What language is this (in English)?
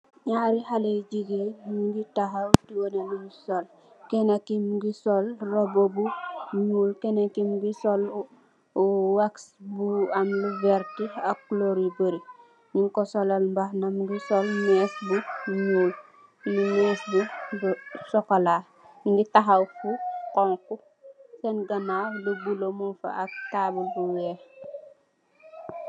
Wolof